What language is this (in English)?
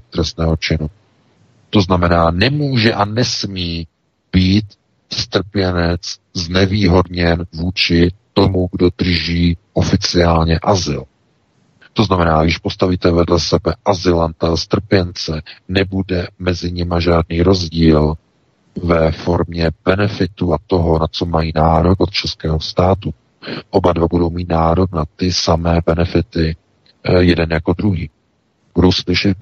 Czech